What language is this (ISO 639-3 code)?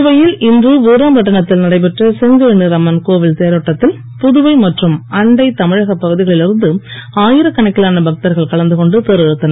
tam